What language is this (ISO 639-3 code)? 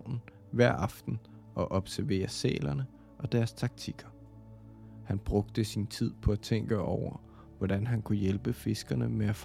dan